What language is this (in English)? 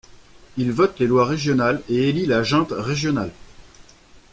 French